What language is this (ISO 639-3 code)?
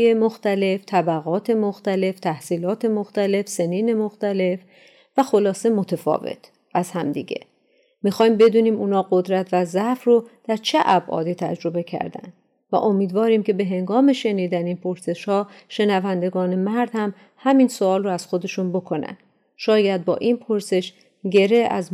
fas